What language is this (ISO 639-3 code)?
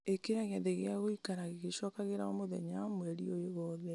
kik